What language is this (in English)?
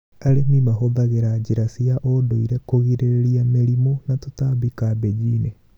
Kikuyu